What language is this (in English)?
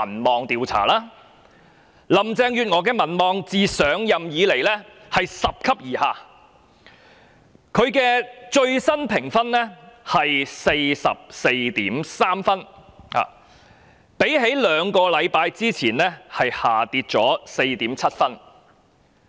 Cantonese